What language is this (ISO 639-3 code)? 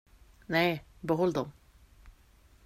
swe